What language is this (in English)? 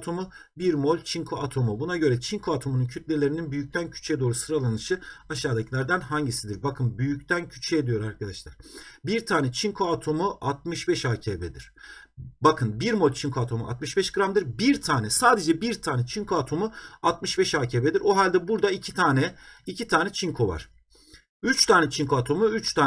Turkish